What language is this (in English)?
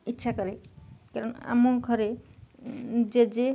Odia